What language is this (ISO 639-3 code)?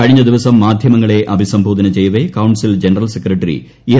mal